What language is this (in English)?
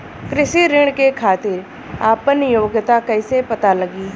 Bhojpuri